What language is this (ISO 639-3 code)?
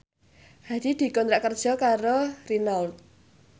jav